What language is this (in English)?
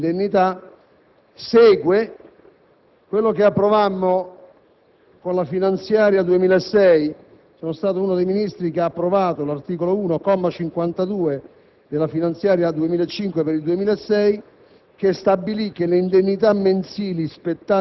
Italian